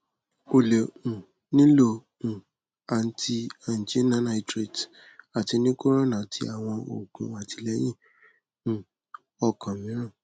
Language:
Yoruba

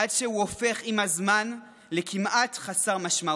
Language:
Hebrew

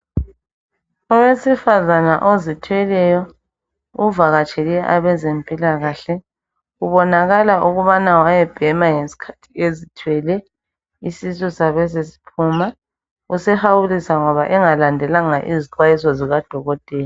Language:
North Ndebele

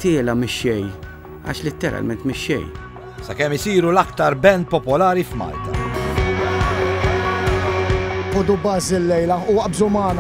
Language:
Arabic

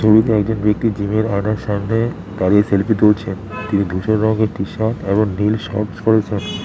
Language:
Bangla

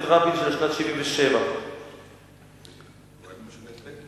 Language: Hebrew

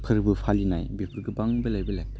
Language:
Bodo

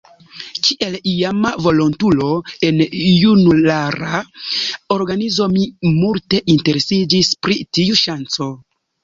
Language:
Esperanto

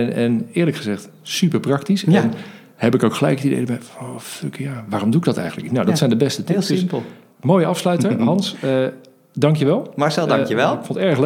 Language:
Dutch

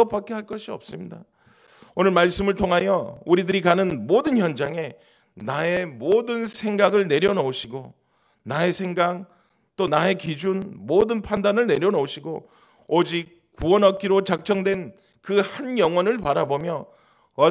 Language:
Korean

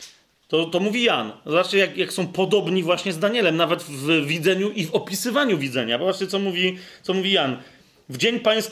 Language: Polish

